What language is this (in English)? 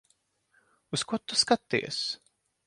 Latvian